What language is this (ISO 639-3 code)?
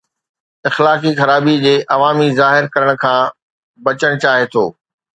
snd